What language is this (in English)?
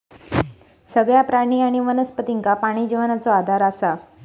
Marathi